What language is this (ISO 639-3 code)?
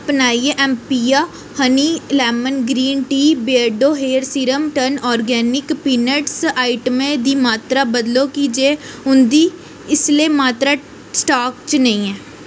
doi